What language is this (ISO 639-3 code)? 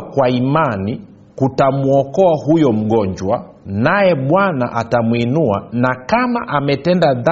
swa